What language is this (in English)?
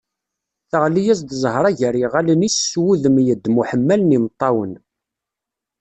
Kabyle